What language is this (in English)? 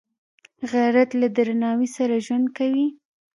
Pashto